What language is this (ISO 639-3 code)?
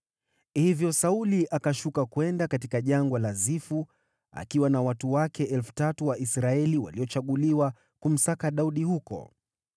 swa